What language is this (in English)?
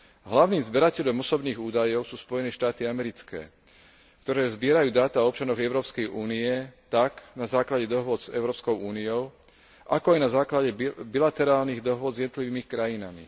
Slovak